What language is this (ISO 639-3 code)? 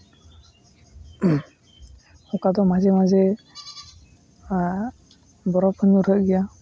sat